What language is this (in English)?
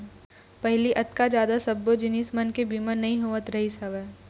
Chhattisgarhi